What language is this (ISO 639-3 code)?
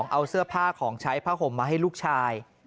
tha